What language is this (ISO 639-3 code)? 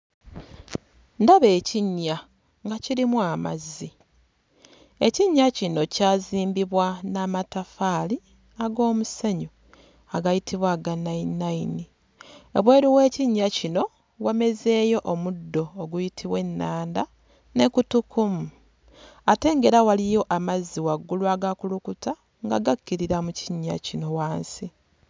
lug